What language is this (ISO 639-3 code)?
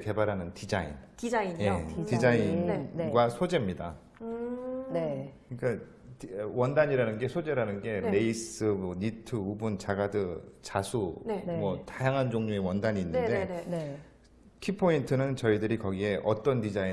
kor